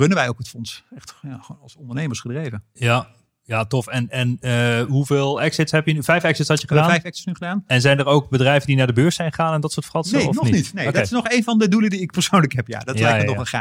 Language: Dutch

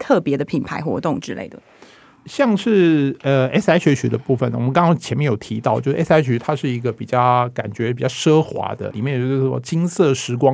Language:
Chinese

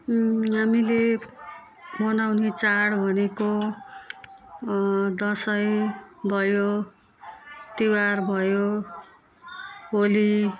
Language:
Nepali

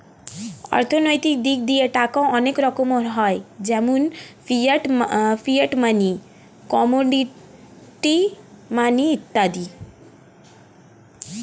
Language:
Bangla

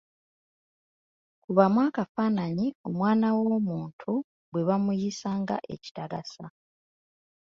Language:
Ganda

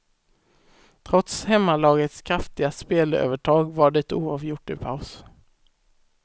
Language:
Swedish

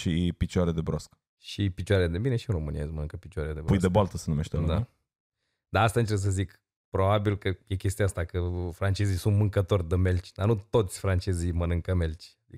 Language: Romanian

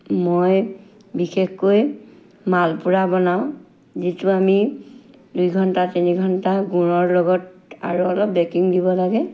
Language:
Assamese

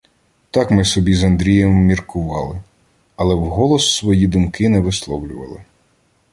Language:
Ukrainian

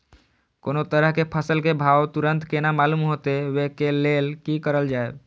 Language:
Maithili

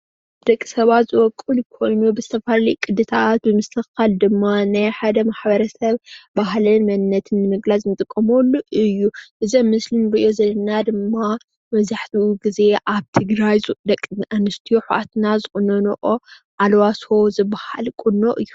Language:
Tigrinya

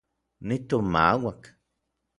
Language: Orizaba Nahuatl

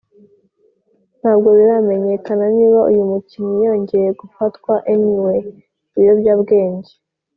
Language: Kinyarwanda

